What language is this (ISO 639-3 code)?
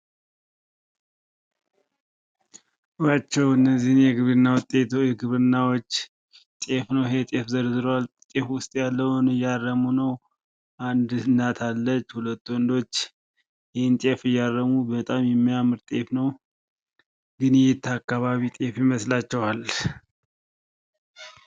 amh